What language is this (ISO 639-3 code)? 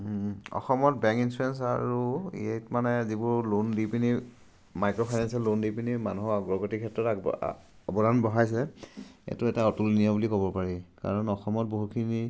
asm